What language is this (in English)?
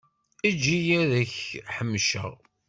Kabyle